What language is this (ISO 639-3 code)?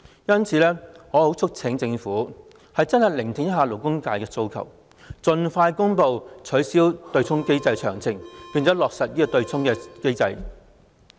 yue